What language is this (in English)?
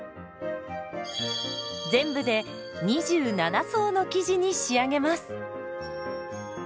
Japanese